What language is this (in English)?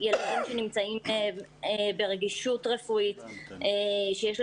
Hebrew